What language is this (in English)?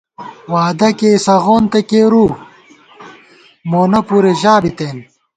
Gawar-Bati